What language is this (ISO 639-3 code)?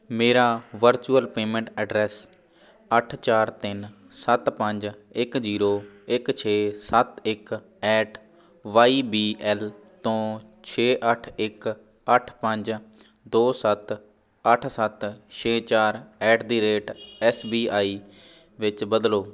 pan